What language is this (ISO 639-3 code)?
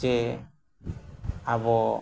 sat